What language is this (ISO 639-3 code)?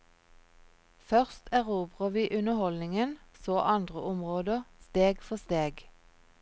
nor